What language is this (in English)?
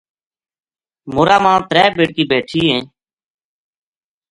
Gujari